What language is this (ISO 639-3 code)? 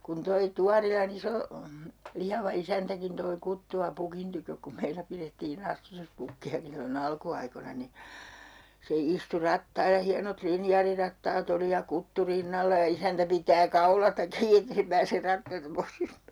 fin